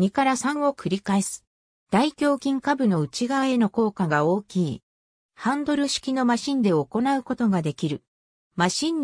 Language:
Japanese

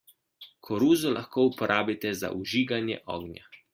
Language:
Slovenian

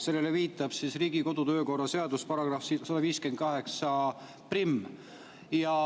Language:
Estonian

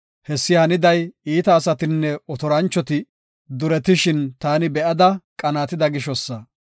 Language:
Gofa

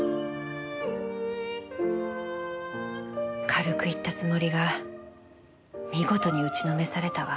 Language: Japanese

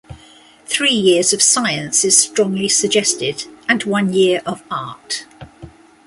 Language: English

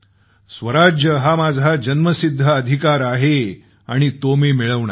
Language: Marathi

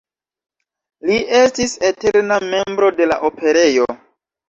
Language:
Esperanto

